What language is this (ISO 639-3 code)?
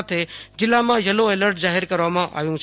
guj